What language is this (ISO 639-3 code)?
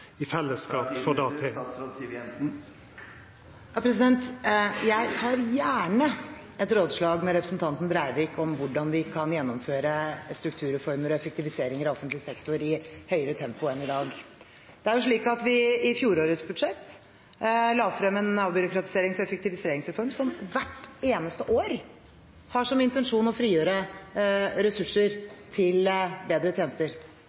nor